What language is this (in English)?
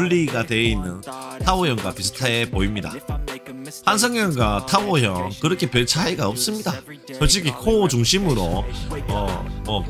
Korean